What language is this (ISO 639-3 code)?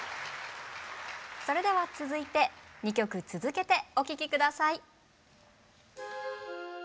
jpn